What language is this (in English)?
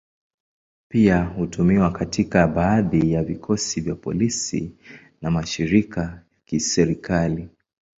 Swahili